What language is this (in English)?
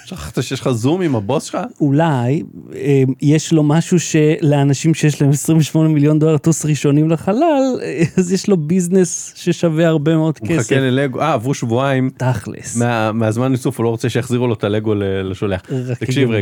Hebrew